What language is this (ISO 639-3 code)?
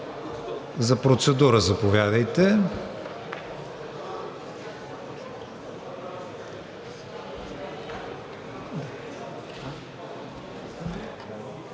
bul